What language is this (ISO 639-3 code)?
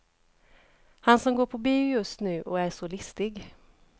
swe